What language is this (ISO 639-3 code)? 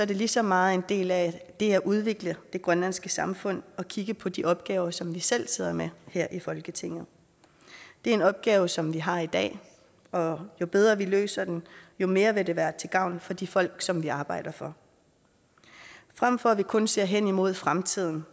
dan